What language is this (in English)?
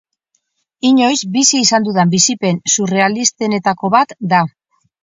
Basque